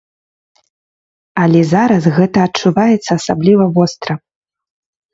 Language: Belarusian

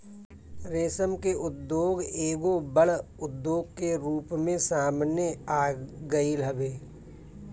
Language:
Bhojpuri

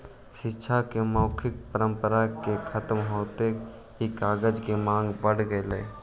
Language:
Magahi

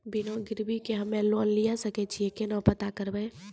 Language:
Maithili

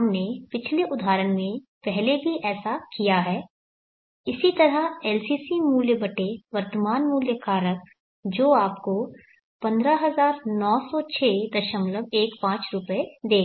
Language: Hindi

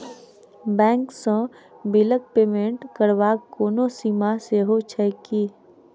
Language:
Maithili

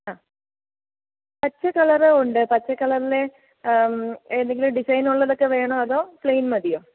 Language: Malayalam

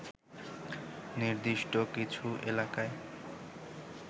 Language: Bangla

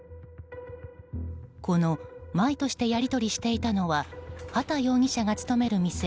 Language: Japanese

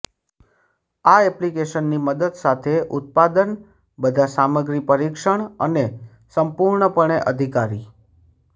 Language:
Gujarati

